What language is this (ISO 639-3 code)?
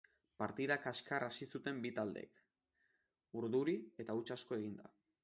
eus